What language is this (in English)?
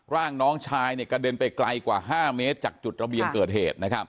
Thai